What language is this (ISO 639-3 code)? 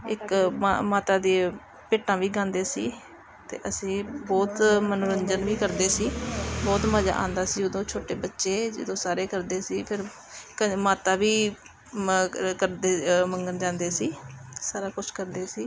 pan